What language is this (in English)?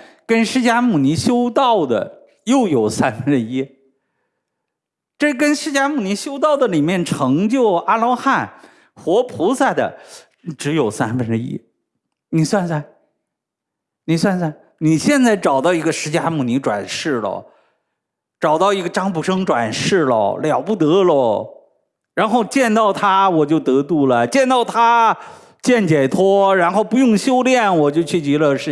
Chinese